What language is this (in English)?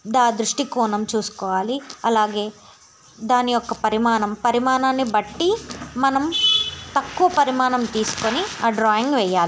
Telugu